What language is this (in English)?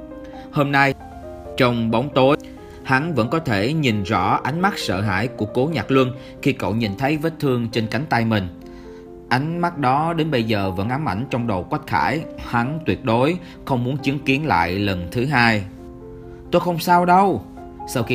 Vietnamese